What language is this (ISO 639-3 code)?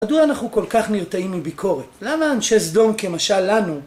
heb